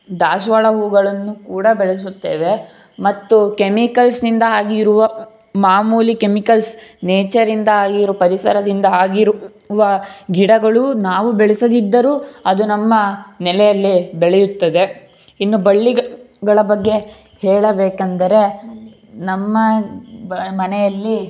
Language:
Kannada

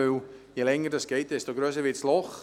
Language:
Swiss German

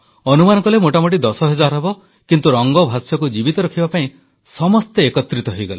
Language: Odia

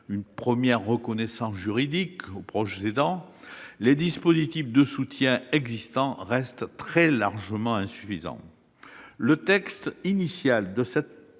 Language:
French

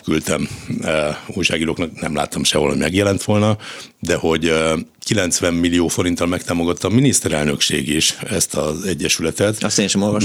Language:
Hungarian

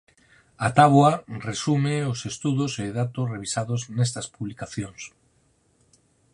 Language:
Galician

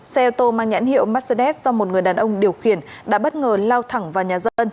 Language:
Vietnamese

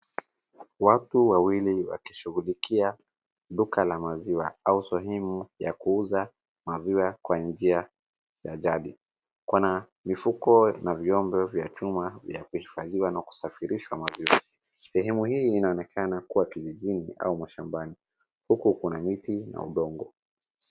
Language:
Swahili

